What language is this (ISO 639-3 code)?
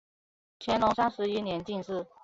zho